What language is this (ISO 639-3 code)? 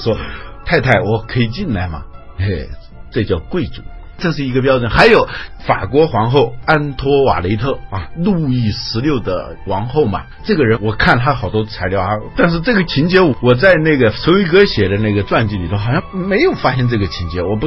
zho